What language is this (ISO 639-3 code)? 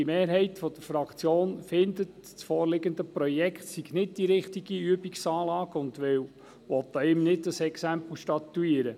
gsw